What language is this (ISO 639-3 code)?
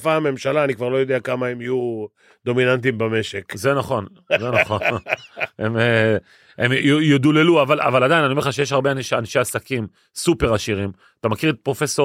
heb